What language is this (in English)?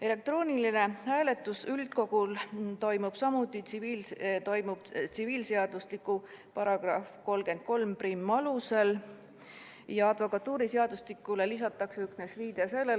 Estonian